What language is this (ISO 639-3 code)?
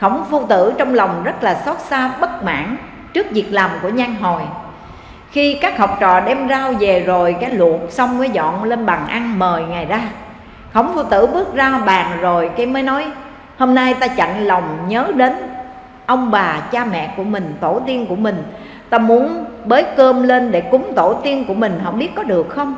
vie